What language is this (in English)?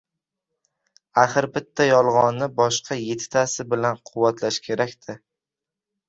Uzbek